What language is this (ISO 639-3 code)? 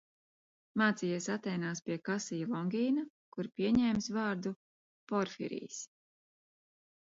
lav